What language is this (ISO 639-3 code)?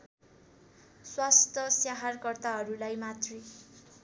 nep